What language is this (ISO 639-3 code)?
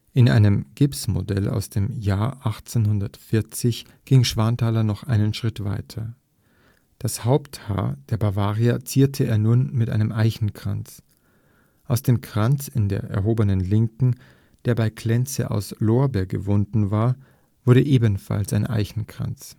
deu